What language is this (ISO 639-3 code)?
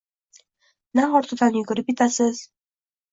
uzb